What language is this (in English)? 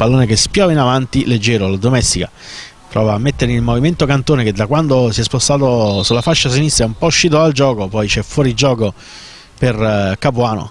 Italian